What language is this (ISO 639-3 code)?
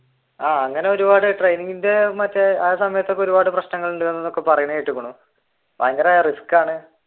mal